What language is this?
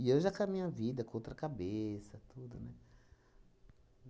Portuguese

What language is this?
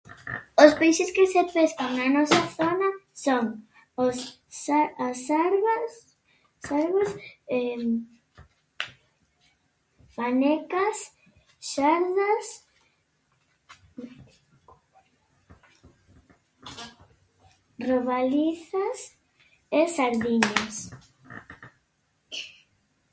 Galician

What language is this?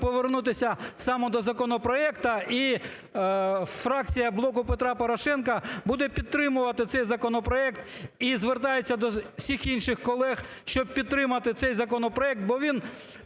Ukrainian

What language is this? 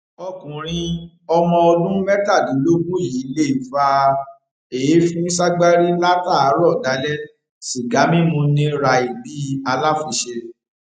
Yoruba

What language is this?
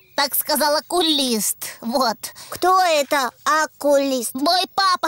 Russian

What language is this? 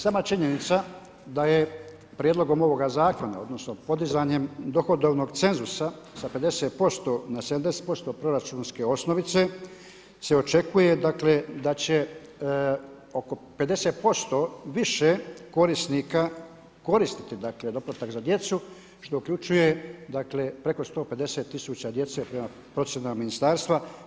Croatian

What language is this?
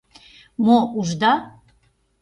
Mari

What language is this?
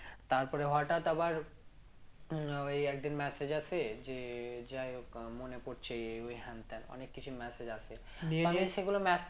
Bangla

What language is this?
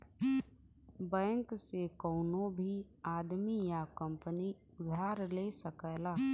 Bhojpuri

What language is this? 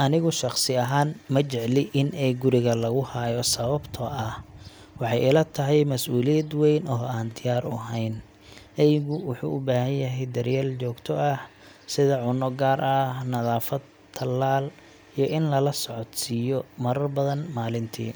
Somali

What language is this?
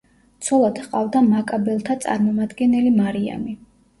Georgian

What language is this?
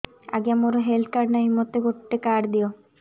Odia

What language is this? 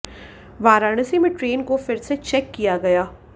Hindi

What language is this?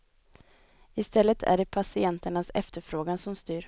Swedish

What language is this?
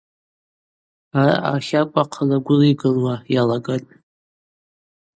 Abaza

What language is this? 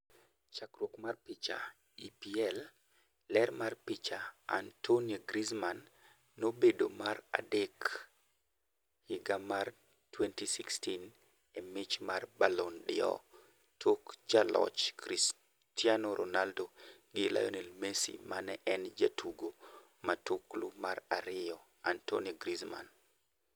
Luo (Kenya and Tanzania)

